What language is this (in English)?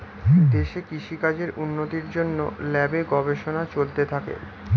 Bangla